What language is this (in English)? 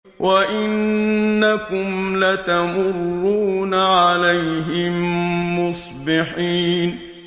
Arabic